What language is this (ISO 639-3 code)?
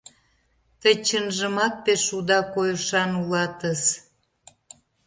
chm